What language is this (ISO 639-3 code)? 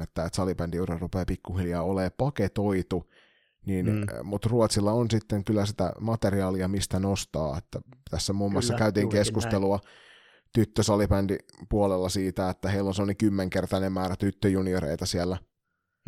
fin